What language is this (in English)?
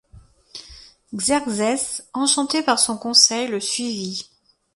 French